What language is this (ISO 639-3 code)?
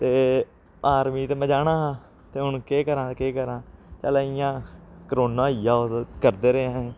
doi